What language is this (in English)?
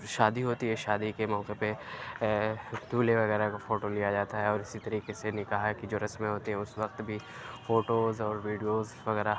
Urdu